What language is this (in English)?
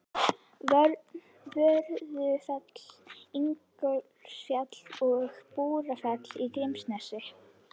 Icelandic